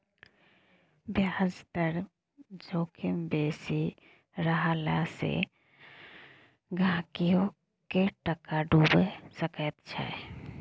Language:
Maithili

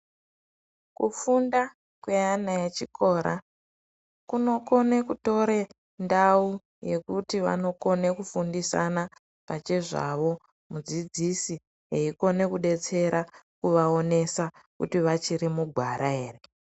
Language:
Ndau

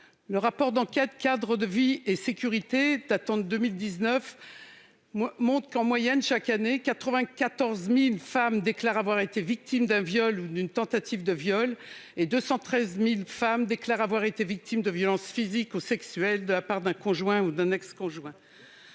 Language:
French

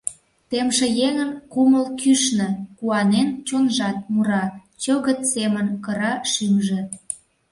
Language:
Mari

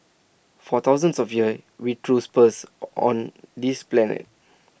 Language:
English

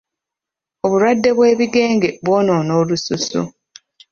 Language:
Ganda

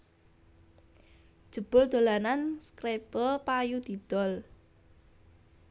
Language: Javanese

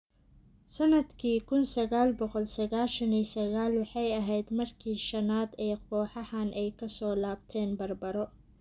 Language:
Somali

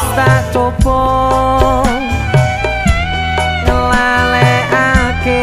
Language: Indonesian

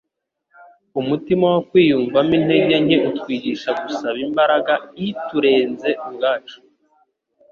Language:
Kinyarwanda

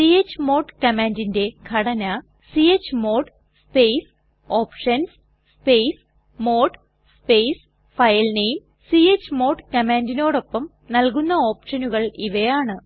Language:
Malayalam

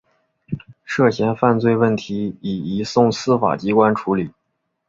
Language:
Chinese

